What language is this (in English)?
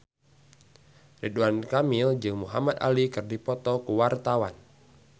Sundanese